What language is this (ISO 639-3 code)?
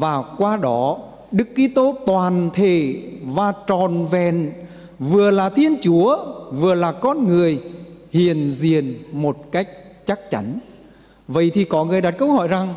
vie